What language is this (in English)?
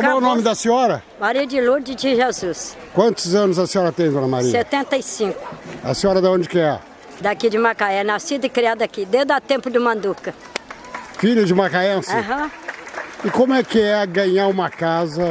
Portuguese